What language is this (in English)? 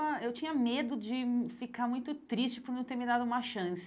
Portuguese